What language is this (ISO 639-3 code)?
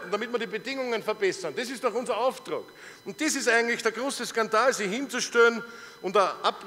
deu